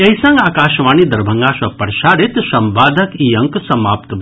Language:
Maithili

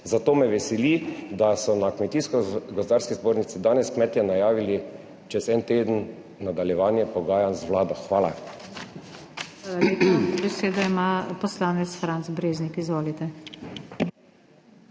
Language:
Slovenian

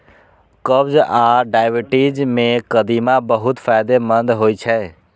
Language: Maithili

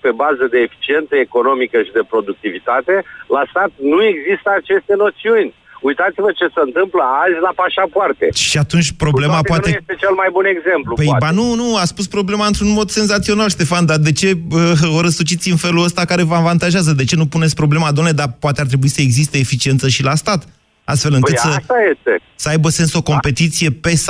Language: Romanian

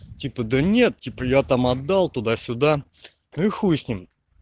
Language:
Russian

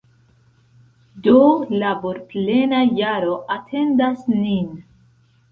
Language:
Esperanto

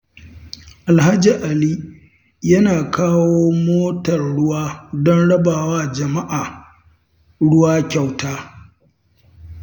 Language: Hausa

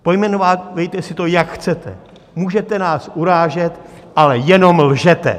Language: Czech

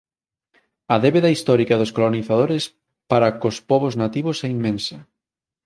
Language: Galician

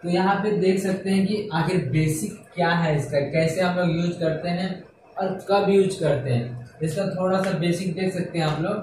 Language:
Hindi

